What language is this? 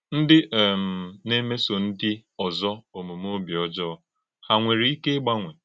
Igbo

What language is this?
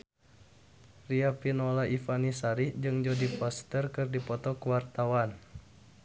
Sundanese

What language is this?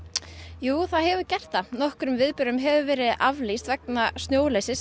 Icelandic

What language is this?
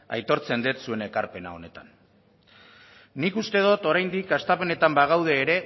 Basque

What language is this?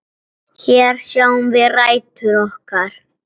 Icelandic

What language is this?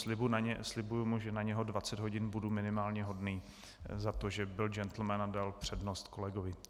Czech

